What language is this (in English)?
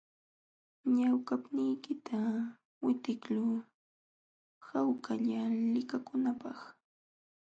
Jauja Wanca Quechua